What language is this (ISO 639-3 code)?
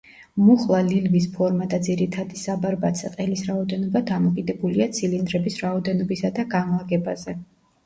kat